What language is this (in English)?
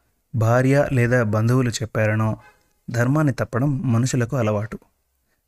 Telugu